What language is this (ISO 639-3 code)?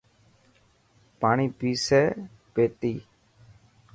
mki